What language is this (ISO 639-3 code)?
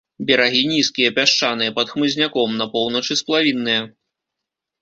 bel